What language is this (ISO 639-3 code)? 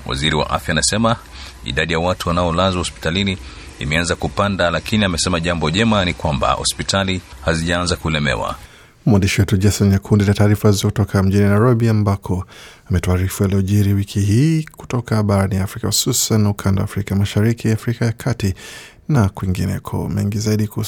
swa